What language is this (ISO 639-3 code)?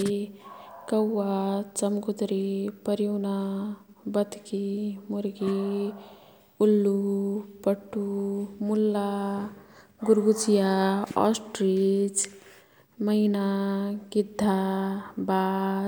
tkt